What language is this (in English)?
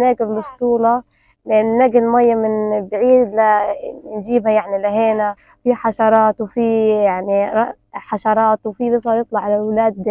Arabic